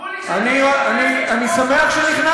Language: Hebrew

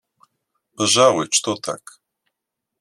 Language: Russian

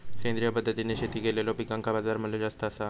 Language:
Marathi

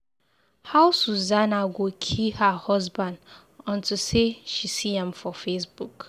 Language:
Nigerian Pidgin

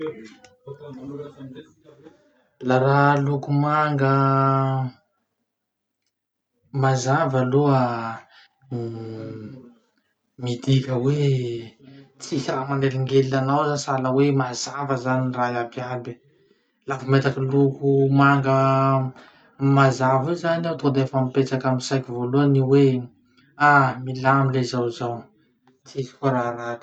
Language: Masikoro Malagasy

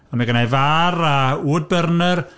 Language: Welsh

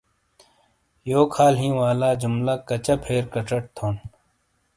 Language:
Shina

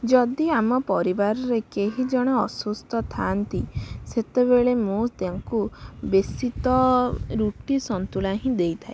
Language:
Odia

